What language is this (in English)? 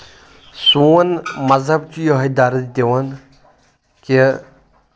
Kashmiri